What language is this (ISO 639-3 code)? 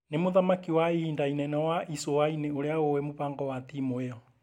kik